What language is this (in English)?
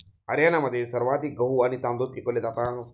Marathi